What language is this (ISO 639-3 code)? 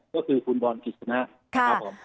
tha